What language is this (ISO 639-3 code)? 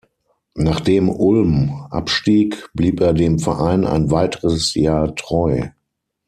deu